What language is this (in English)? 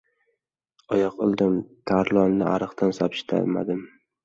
Uzbek